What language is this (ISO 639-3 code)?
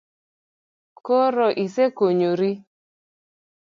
luo